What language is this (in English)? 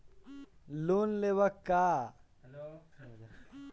Bhojpuri